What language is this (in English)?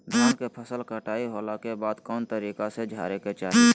Magahi